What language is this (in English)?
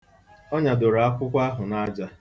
Igbo